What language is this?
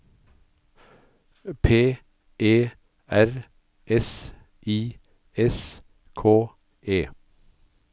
Norwegian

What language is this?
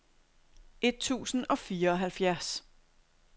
Danish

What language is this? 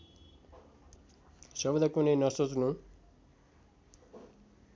Nepali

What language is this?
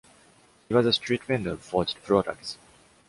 English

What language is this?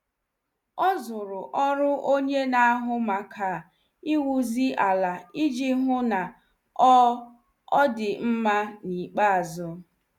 Igbo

